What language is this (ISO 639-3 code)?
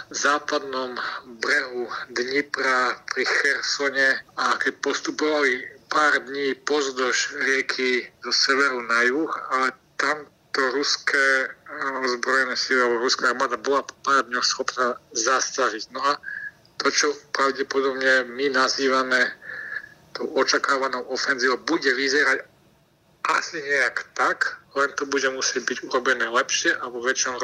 slk